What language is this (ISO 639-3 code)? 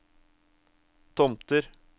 nor